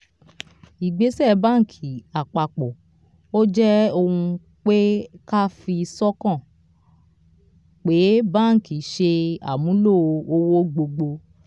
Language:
Yoruba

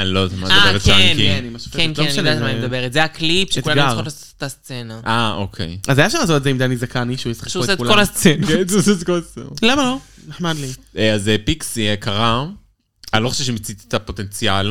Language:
Hebrew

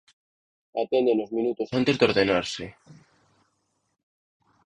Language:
Galician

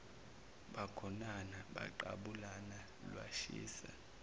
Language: Zulu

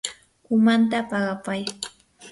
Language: Yanahuanca Pasco Quechua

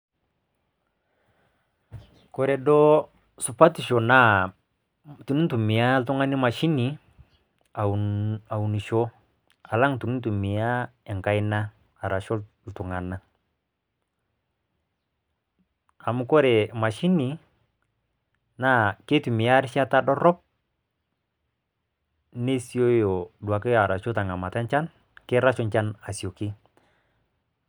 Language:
Masai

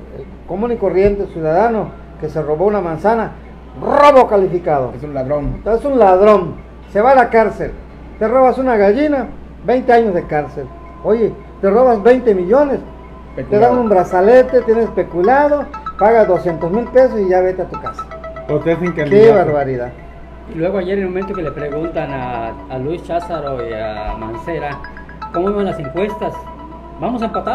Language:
Spanish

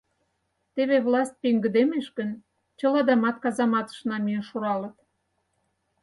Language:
Mari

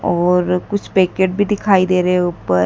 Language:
Hindi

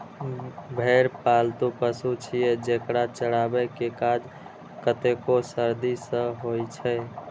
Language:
Maithili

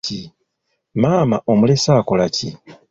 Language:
Ganda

